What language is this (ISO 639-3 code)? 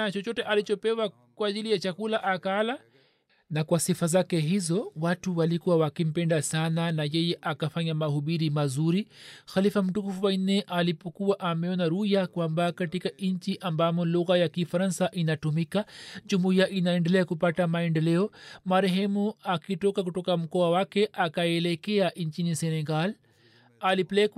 swa